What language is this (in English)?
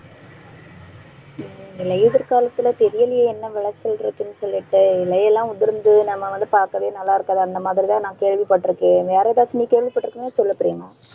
Tamil